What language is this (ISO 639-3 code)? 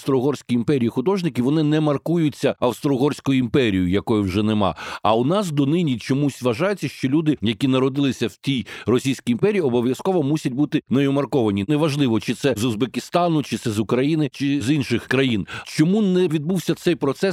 ukr